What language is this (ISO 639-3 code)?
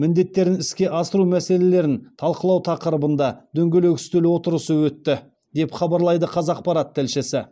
kaz